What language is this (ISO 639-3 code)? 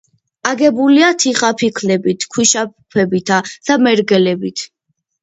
kat